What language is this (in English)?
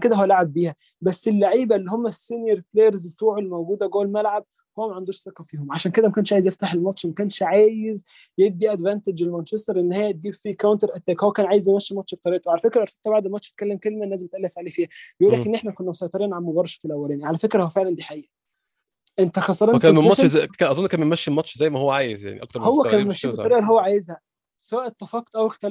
Arabic